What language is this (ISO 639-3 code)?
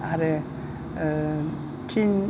brx